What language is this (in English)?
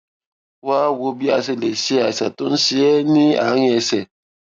Yoruba